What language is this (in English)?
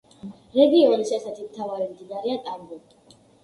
Georgian